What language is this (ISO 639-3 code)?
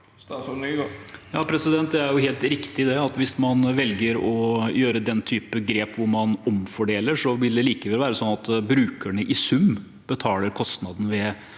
nor